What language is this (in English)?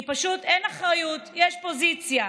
Hebrew